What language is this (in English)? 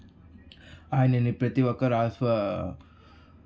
Telugu